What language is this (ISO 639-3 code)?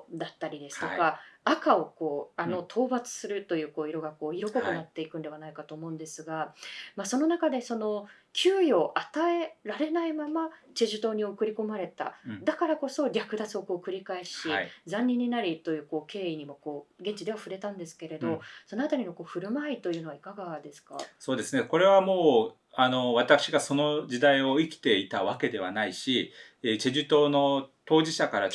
jpn